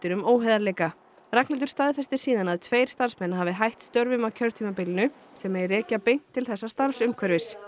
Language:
Icelandic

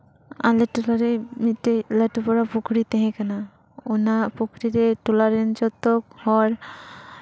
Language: Santali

